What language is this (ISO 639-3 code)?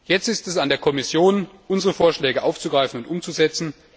deu